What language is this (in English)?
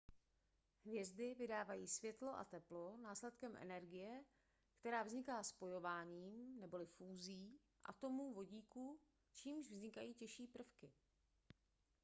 Czech